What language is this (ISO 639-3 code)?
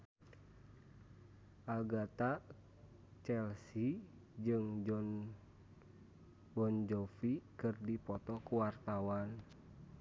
sun